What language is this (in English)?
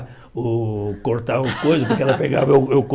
Portuguese